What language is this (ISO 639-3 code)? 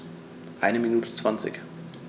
deu